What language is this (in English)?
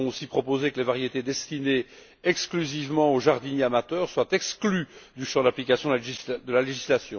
French